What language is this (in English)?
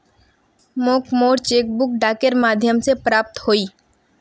Magahi